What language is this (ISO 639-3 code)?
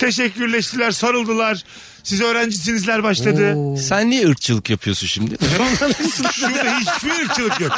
tur